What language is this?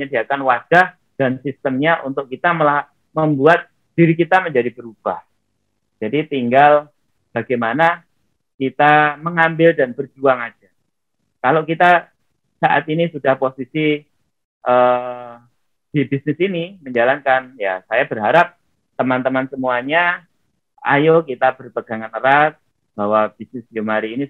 Indonesian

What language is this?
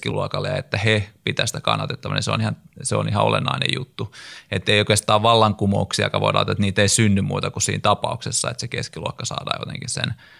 Finnish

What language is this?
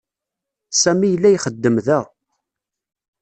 Kabyle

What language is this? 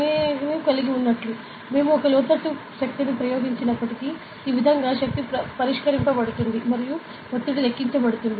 Telugu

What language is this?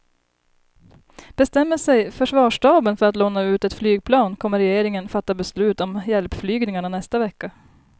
Swedish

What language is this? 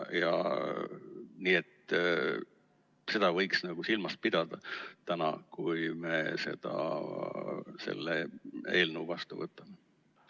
Estonian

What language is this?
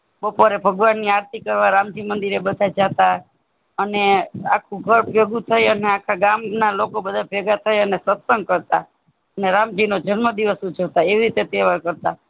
Gujarati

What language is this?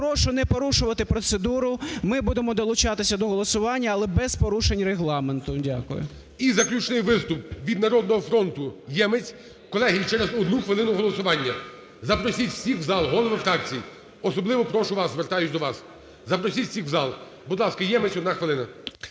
Ukrainian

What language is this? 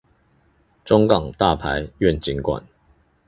Chinese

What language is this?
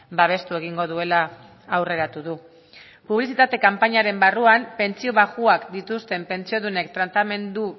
Basque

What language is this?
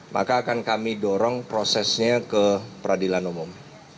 Indonesian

